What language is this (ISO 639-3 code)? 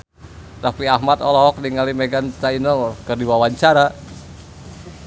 sun